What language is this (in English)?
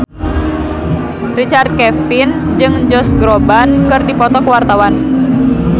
Sundanese